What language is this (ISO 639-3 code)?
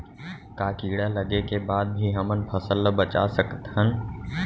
hne